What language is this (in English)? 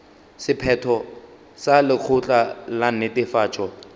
Northern Sotho